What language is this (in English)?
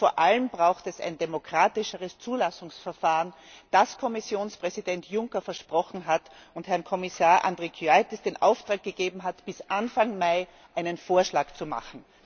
German